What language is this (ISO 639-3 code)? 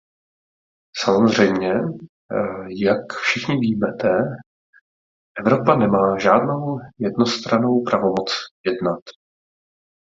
ces